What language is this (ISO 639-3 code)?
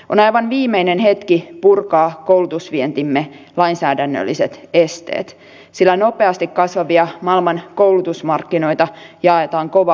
fin